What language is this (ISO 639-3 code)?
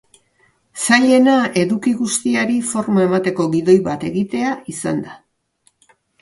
eus